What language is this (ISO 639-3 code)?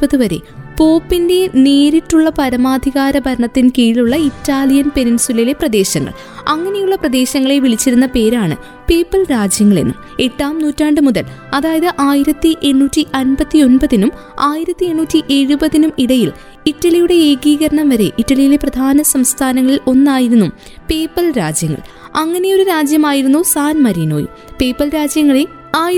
mal